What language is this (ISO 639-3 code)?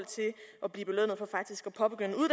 dan